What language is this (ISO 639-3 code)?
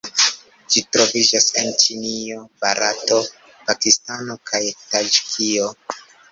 epo